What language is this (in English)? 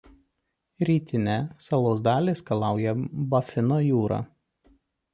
Lithuanian